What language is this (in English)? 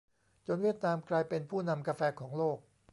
Thai